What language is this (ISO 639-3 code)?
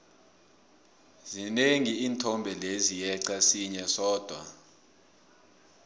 nbl